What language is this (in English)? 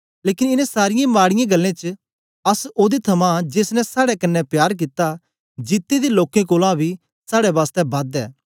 Dogri